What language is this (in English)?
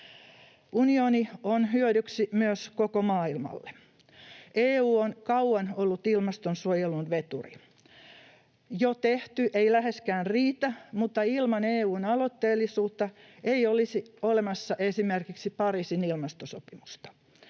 Finnish